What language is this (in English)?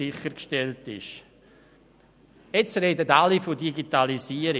Swiss German